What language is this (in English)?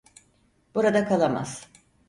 Turkish